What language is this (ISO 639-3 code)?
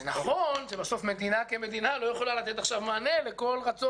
heb